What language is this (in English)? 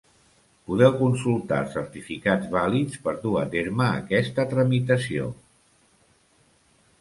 Catalan